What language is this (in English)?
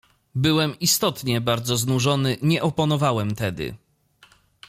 Polish